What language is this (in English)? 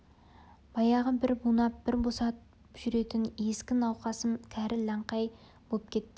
Kazakh